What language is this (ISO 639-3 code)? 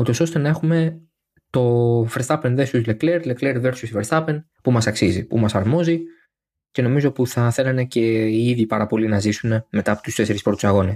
ell